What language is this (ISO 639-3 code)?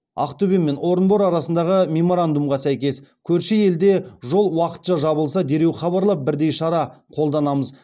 kaz